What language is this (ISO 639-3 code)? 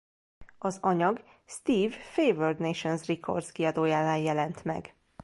hun